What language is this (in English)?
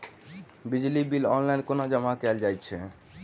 Maithili